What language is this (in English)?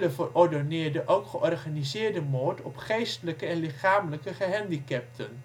Dutch